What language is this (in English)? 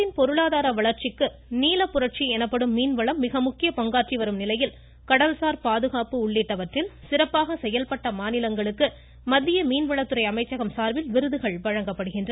Tamil